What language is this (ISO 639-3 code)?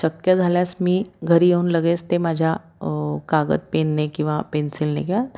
mar